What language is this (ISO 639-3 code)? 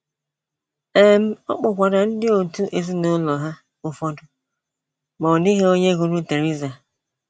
ibo